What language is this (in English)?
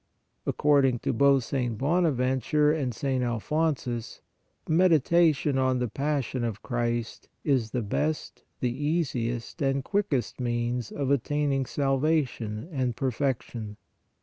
English